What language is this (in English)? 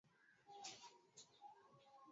Swahili